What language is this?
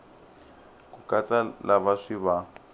Tsonga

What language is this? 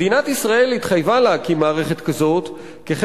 Hebrew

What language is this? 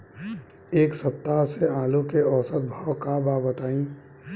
Bhojpuri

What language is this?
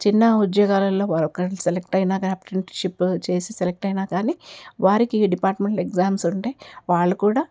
Telugu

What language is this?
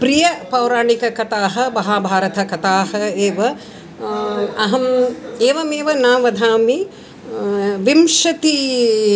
Sanskrit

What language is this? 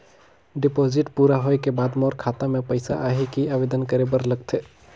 Chhattisgarhi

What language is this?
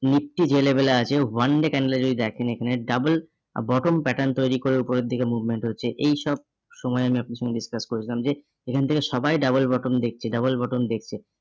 Bangla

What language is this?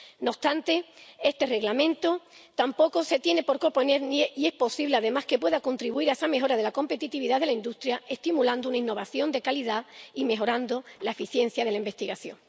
Spanish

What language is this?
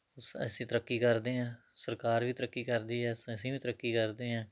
Punjabi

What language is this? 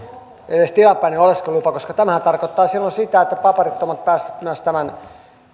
Finnish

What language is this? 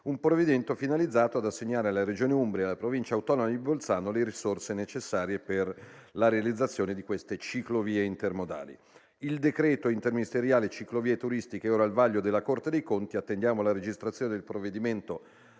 Italian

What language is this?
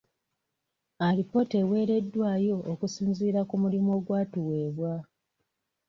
Ganda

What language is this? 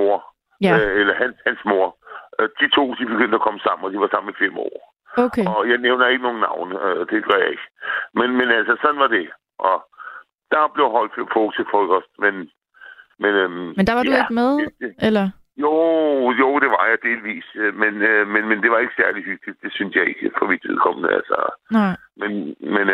Danish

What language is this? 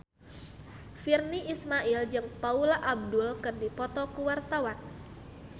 Sundanese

